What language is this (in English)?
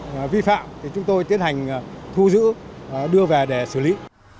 Vietnamese